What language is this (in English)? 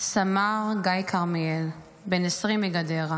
Hebrew